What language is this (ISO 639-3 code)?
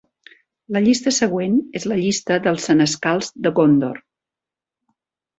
cat